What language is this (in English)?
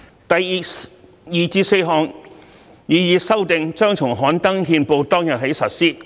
Cantonese